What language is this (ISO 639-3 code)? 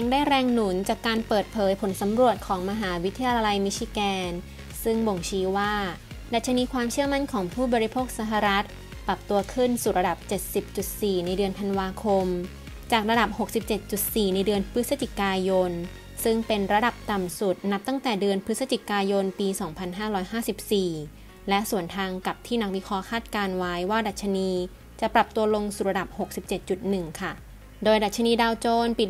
tha